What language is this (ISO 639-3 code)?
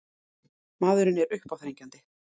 isl